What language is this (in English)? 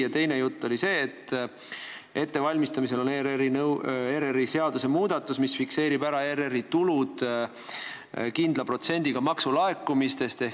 Estonian